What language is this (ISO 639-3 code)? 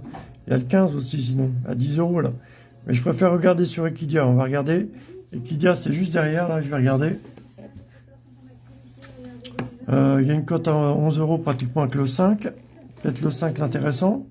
fra